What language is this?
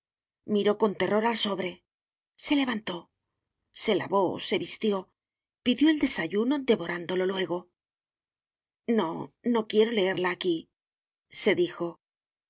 Spanish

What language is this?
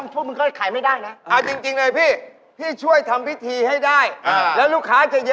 Thai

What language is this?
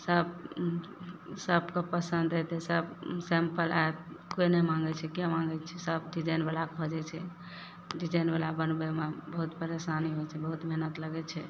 Maithili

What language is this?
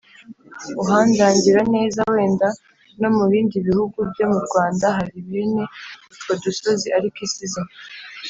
Kinyarwanda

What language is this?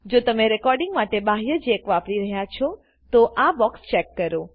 Gujarati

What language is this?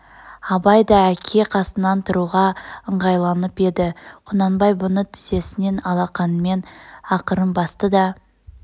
Kazakh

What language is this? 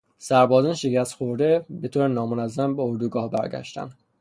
Persian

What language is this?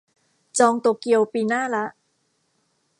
Thai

